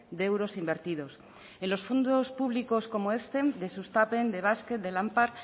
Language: Spanish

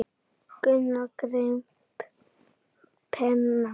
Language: Icelandic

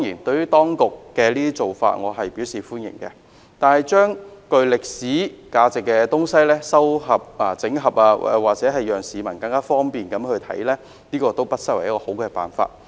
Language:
Cantonese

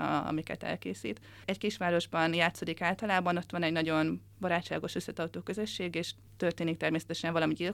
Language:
Hungarian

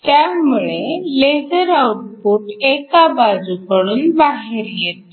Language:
Marathi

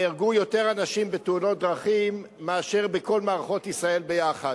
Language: Hebrew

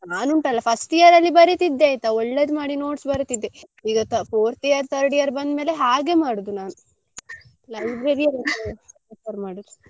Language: Kannada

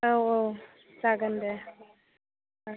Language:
Bodo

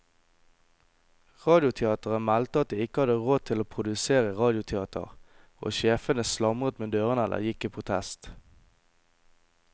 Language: Norwegian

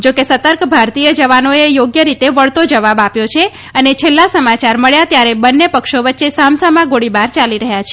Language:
Gujarati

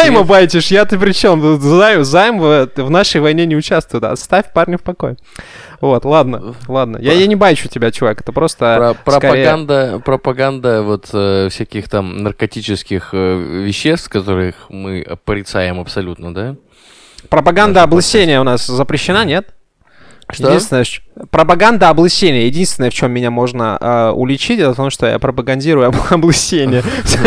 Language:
Russian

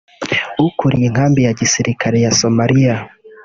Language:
Kinyarwanda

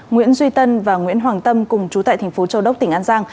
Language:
Vietnamese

